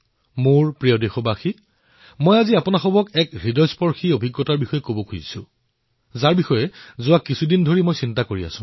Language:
Assamese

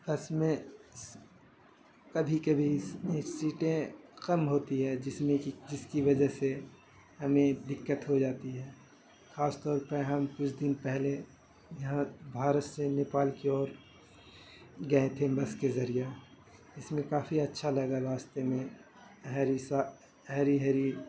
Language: Urdu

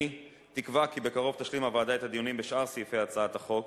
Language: Hebrew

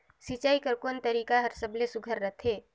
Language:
Chhattisgarhi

